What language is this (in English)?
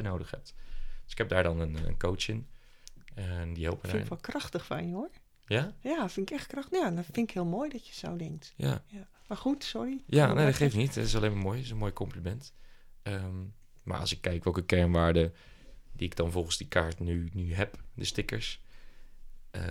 Dutch